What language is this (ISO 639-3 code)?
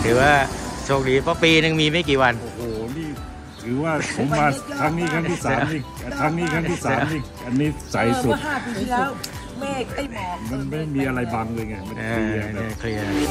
tha